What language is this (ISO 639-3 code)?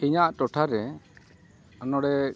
sat